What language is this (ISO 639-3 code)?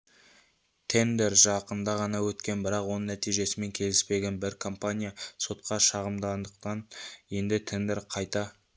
kaz